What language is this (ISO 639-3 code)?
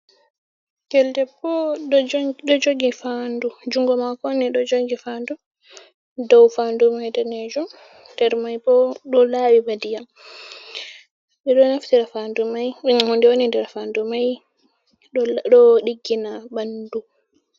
ful